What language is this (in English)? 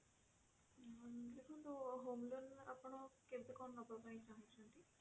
Odia